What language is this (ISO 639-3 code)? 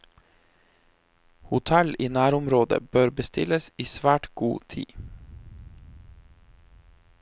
nor